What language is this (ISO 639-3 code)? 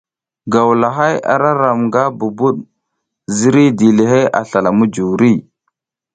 giz